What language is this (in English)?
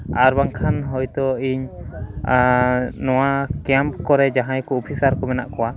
Santali